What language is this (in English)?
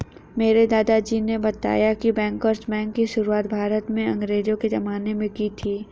Hindi